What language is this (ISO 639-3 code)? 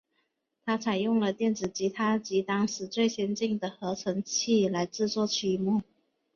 zho